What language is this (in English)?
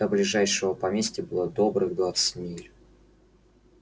Russian